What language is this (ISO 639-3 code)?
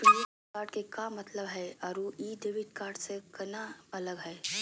mag